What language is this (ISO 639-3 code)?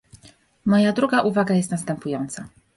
pol